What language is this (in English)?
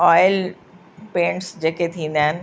Sindhi